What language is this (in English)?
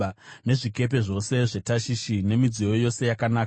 Shona